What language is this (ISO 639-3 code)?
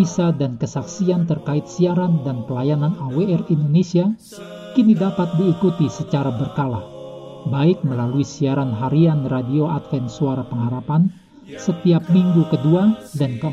ind